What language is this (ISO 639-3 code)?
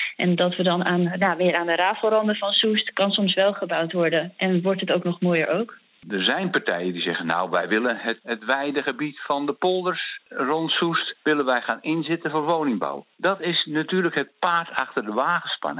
nld